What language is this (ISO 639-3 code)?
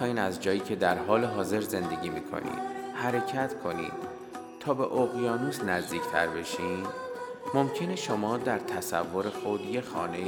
fas